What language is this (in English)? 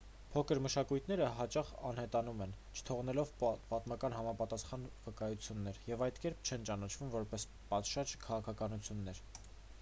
Armenian